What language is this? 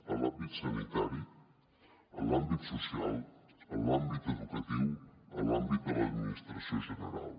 Catalan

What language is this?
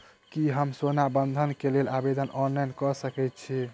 Maithili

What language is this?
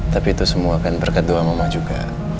Indonesian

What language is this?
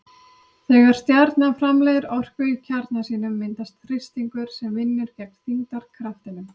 Icelandic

